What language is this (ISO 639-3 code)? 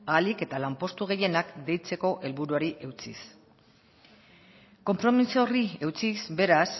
eus